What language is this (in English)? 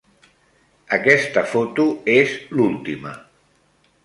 Catalan